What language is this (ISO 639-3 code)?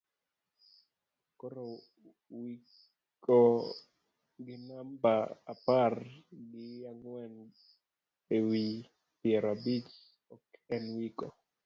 luo